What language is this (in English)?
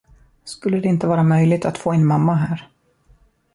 Swedish